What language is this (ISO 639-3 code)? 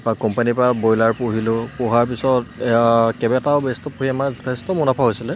asm